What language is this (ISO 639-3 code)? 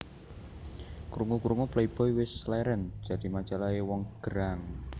jav